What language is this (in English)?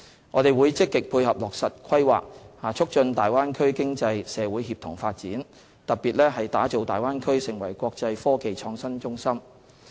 Cantonese